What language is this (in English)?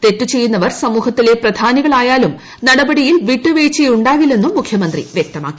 Malayalam